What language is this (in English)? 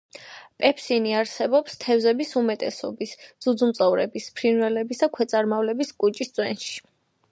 Georgian